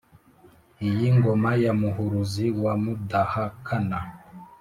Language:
Kinyarwanda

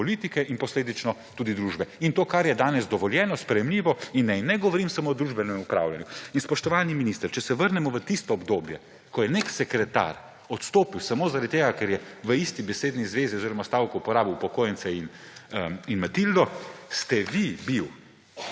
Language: Slovenian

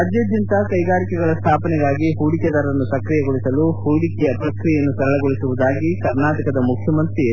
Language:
Kannada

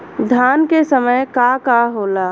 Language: Bhojpuri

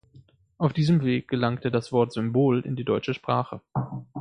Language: German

